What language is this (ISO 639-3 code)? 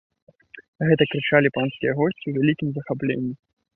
bel